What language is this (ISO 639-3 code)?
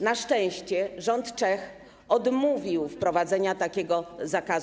pol